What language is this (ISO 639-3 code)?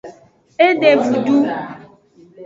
ajg